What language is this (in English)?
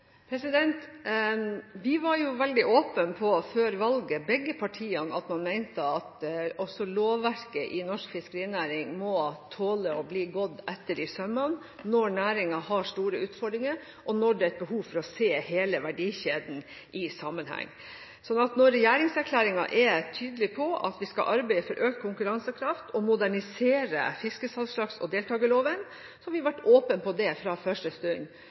Norwegian